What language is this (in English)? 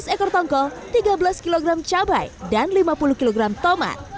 Indonesian